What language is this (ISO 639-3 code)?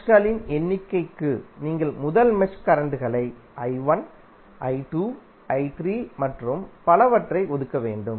tam